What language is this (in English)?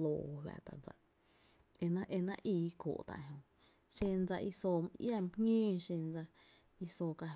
Tepinapa Chinantec